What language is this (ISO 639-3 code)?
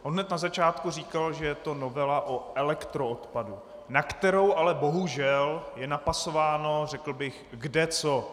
ces